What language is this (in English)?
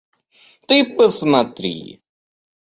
Russian